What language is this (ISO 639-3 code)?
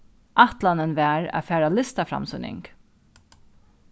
fao